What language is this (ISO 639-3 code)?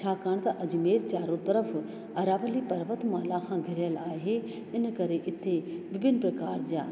snd